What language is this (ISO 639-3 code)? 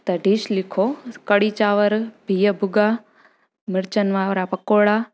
snd